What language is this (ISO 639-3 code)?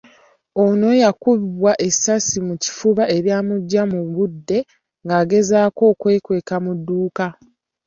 lug